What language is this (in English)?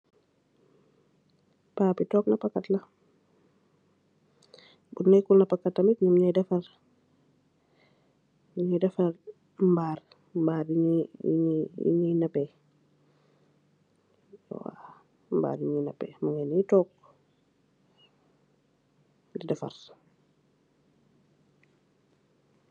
Wolof